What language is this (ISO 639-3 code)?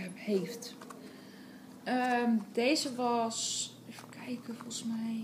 nld